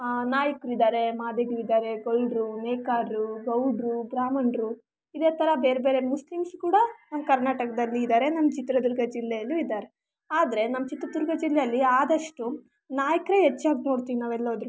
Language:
Kannada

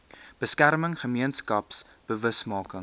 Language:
Afrikaans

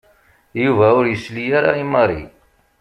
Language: Kabyle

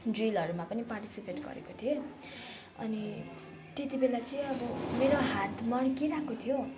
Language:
Nepali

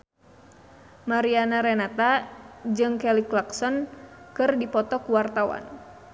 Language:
Sundanese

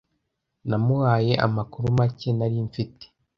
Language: Kinyarwanda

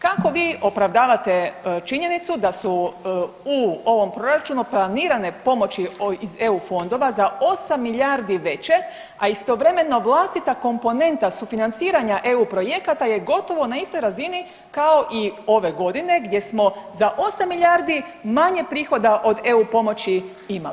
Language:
Croatian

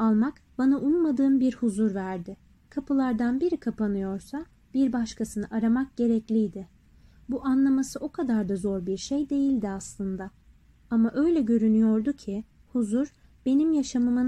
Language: Turkish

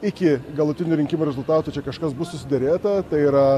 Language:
Lithuanian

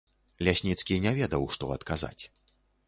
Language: Belarusian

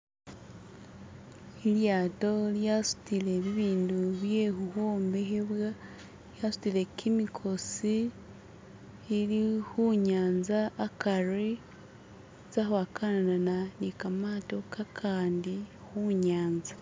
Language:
Masaaba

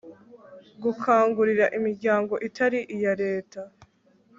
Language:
Kinyarwanda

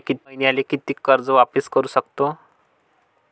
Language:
Marathi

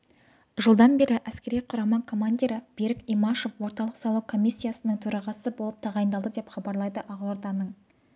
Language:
Kazakh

